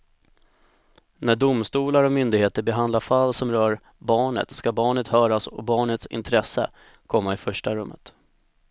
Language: Swedish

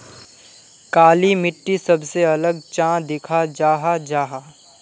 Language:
Magahi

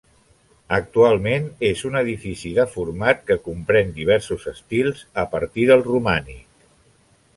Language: Catalan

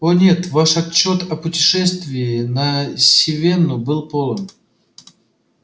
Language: Russian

